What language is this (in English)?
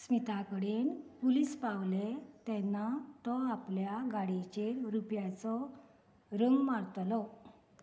Konkani